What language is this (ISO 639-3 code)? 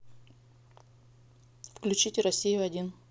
rus